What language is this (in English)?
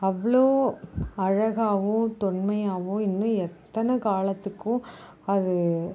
Tamil